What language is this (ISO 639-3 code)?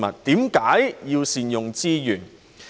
yue